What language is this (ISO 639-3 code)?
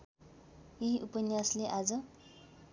nep